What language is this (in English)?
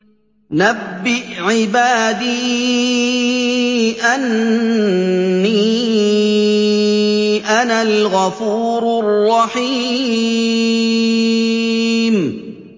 Arabic